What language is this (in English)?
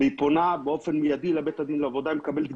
Hebrew